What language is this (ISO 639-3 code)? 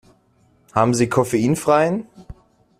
deu